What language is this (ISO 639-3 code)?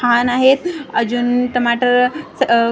mar